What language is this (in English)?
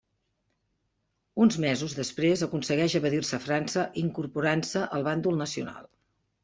Catalan